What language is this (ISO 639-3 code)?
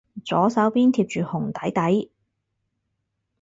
yue